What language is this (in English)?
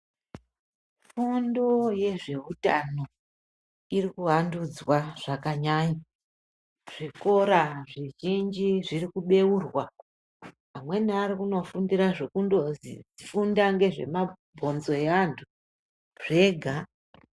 Ndau